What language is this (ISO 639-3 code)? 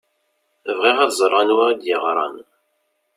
kab